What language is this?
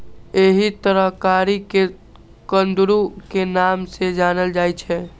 Maithili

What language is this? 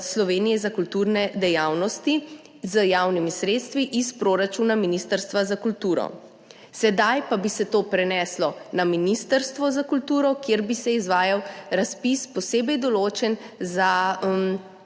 Slovenian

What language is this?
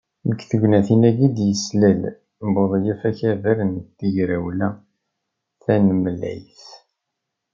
Kabyle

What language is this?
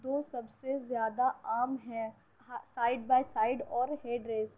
Urdu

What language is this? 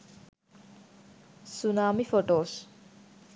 Sinhala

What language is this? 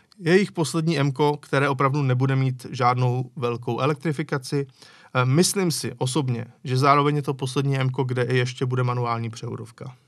Czech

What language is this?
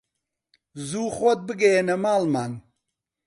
Central Kurdish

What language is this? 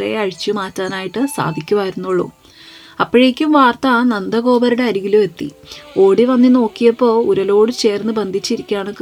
Malayalam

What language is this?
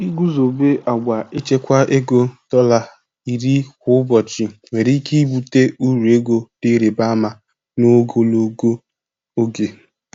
Igbo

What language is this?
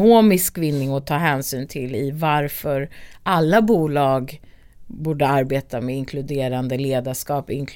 Swedish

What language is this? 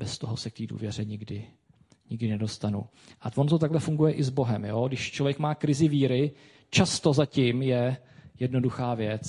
Czech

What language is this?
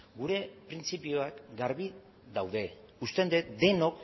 Basque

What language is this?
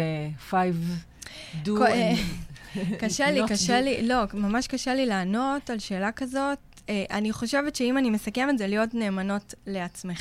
Hebrew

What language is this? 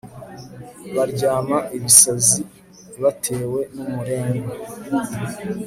Kinyarwanda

